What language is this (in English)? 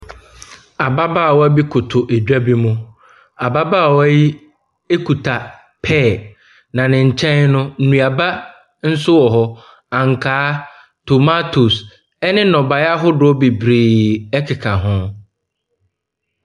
Akan